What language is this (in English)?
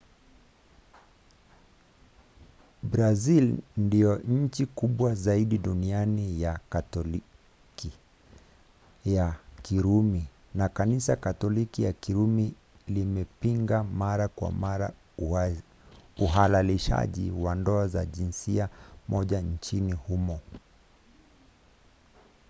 Swahili